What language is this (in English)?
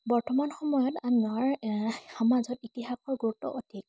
Assamese